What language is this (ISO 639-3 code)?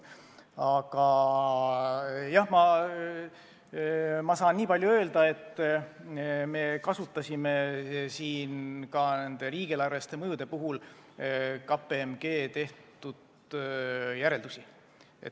est